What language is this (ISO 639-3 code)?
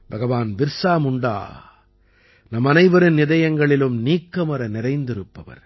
tam